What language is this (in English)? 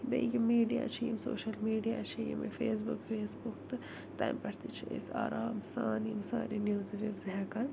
Kashmiri